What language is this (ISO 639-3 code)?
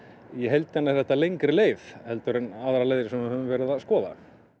isl